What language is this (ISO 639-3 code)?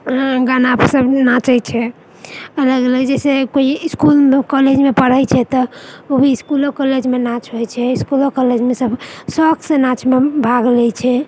mai